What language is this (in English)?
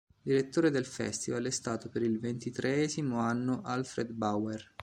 Italian